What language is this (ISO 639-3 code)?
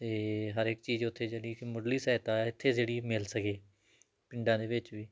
pan